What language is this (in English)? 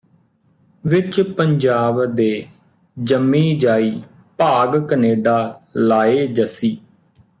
Punjabi